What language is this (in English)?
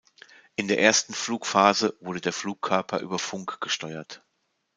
German